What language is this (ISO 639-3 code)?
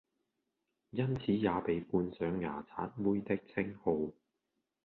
yue